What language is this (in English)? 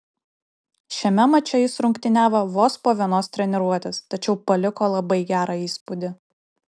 Lithuanian